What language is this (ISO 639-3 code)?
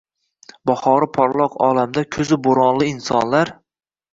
uzb